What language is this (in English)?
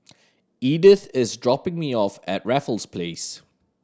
English